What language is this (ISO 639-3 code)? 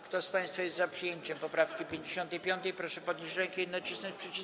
pol